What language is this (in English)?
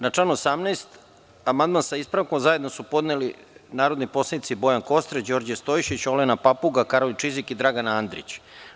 Serbian